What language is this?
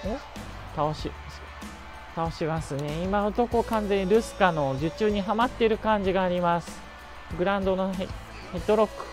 Japanese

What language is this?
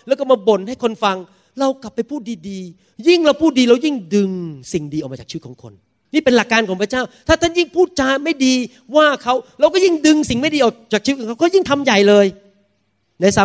Thai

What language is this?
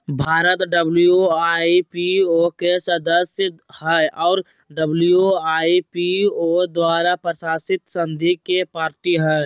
Magahi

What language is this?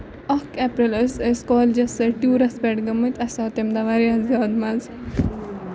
Kashmiri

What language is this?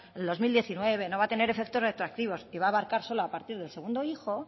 Spanish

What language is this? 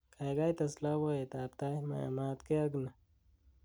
Kalenjin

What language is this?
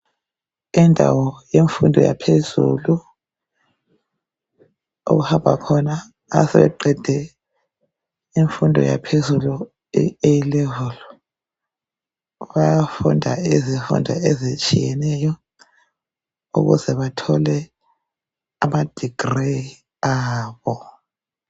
North Ndebele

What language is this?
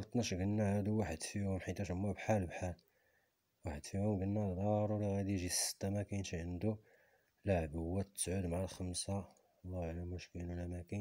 Arabic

